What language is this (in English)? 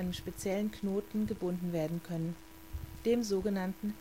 German